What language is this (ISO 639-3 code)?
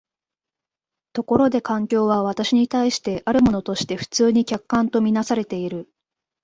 jpn